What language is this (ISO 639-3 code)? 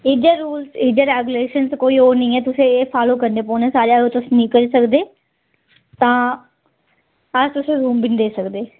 doi